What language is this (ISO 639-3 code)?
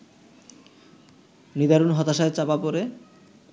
ben